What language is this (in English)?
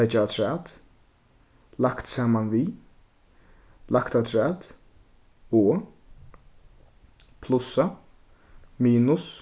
Faroese